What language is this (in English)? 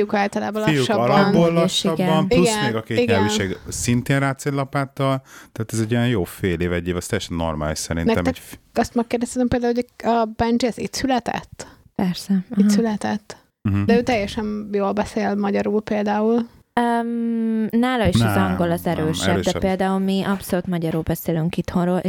Hungarian